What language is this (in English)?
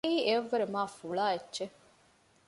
Divehi